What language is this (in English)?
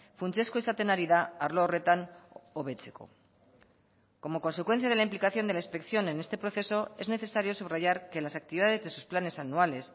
Spanish